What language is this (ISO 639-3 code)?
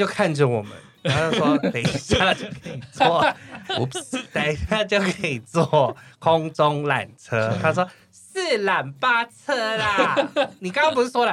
zho